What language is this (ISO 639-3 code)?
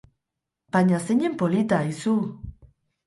eus